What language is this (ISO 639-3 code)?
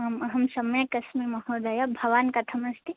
san